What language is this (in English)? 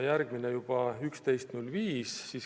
Estonian